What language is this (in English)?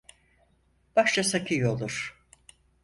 Turkish